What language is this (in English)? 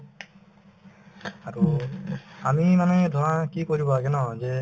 Assamese